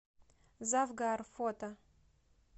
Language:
Russian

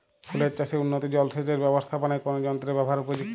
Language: Bangla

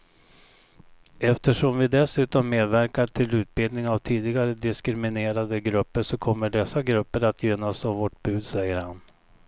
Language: Swedish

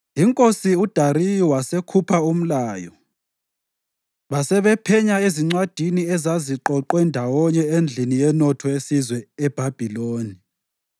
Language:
North Ndebele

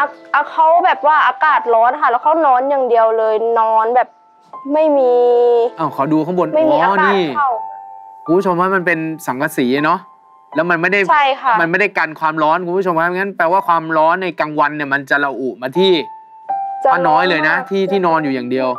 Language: Thai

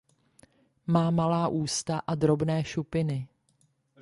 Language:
Czech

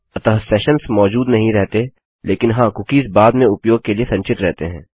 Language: Hindi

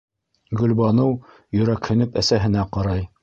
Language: Bashkir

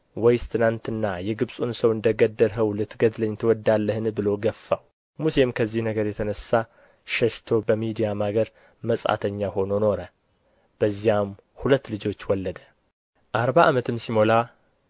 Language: Amharic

